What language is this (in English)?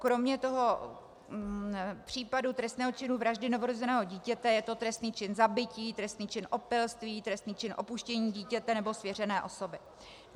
Czech